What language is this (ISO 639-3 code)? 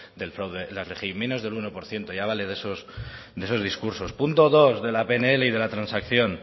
spa